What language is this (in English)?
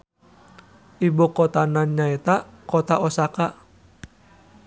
Sundanese